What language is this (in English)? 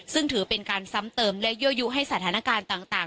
Thai